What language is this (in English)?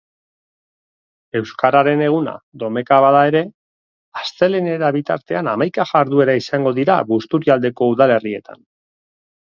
Basque